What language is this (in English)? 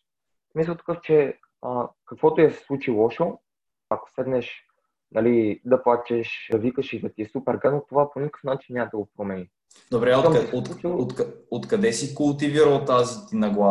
Bulgarian